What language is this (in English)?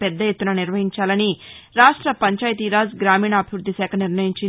Telugu